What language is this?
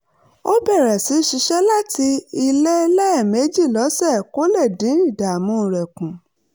Yoruba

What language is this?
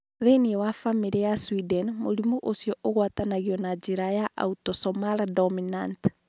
Kikuyu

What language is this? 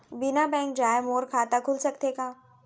Chhattisgarhi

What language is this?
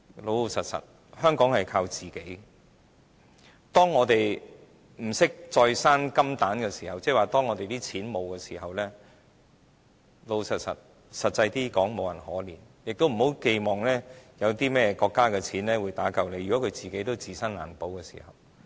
Cantonese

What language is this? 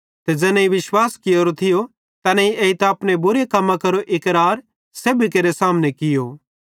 Bhadrawahi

